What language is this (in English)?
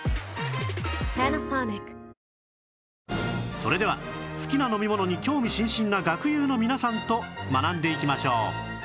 Japanese